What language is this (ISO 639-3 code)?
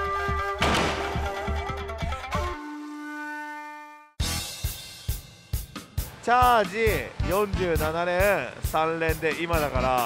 jpn